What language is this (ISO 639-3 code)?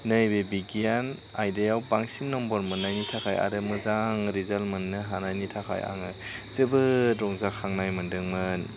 brx